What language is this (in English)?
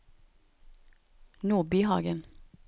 Norwegian